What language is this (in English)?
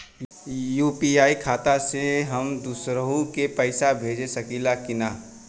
Bhojpuri